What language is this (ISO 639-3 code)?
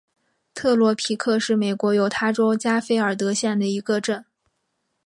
zho